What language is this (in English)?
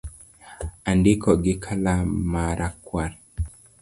Luo (Kenya and Tanzania)